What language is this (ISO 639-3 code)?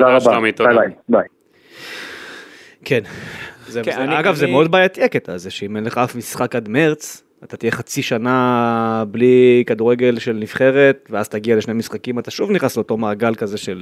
heb